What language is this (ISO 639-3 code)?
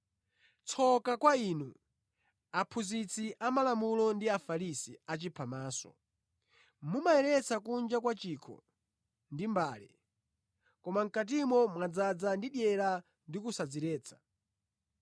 nya